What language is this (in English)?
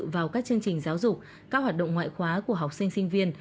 Vietnamese